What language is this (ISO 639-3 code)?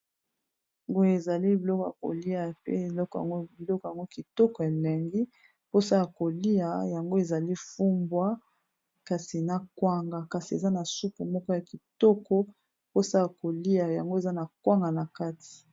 lin